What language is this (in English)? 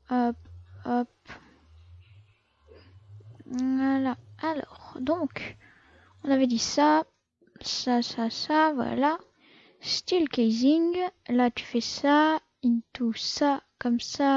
French